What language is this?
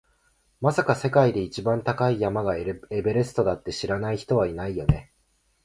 Japanese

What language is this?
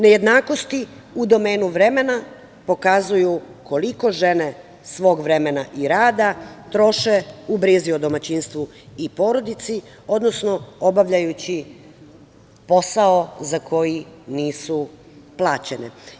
Serbian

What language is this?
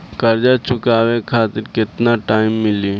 Bhojpuri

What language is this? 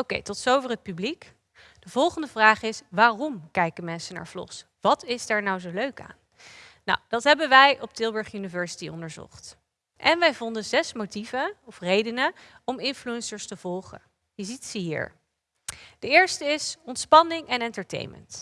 Dutch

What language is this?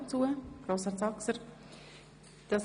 Swiss German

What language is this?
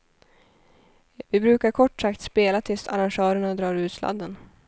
Swedish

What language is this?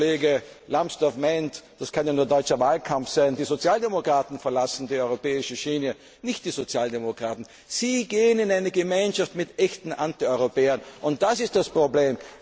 German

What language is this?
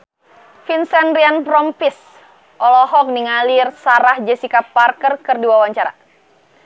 Sundanese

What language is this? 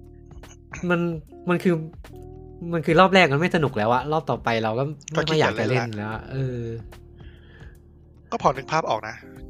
Thai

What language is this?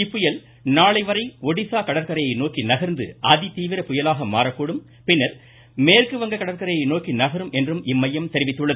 Tamil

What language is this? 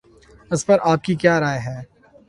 Urdu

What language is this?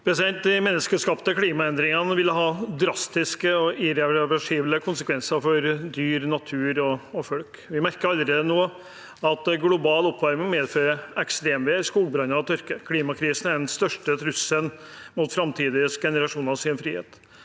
Norwegian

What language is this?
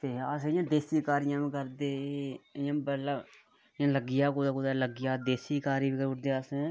Dogri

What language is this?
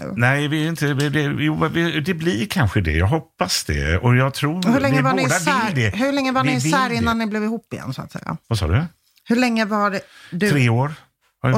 Swedish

